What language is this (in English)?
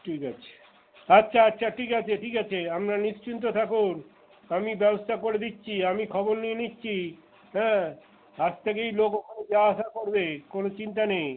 Bangla